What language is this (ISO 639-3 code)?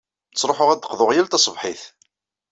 kab